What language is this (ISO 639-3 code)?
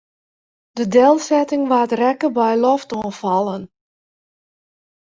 fry